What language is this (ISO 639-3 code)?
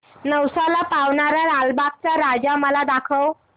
mar